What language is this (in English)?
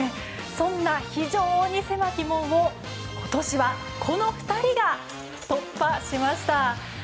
Japanese